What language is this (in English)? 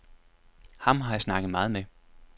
Danish